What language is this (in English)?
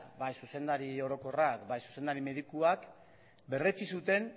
Basque